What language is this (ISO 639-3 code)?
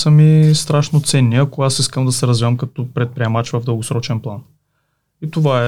bul